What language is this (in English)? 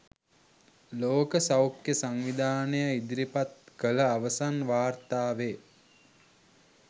Sinhala